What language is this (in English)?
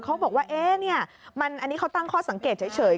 Thai